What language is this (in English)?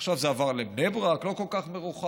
Hebrew